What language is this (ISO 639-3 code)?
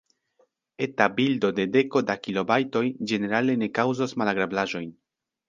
epo